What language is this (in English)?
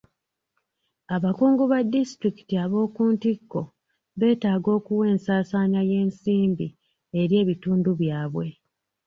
Ganda